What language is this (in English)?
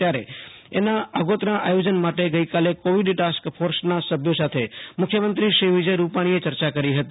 Gujarati